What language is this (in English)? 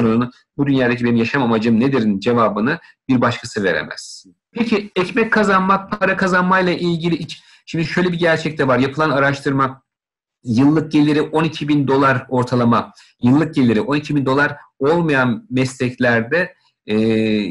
Turkish